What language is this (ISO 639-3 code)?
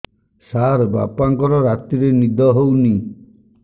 ori